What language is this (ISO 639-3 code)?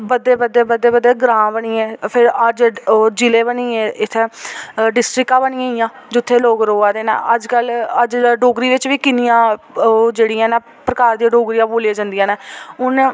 doi